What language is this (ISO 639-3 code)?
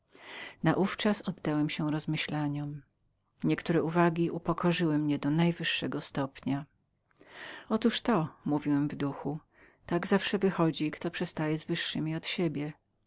pol